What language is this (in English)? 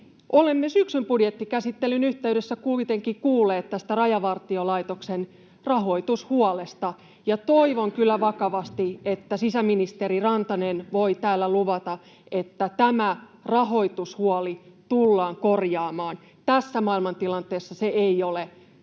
Finnish